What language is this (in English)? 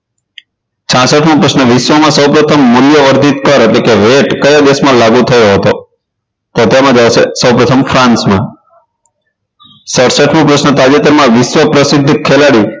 Gujarati